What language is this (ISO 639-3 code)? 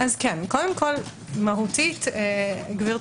heb